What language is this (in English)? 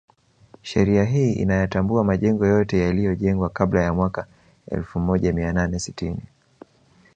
Swahili